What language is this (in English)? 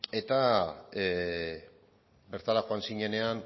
Basque